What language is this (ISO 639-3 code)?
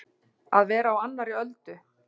isl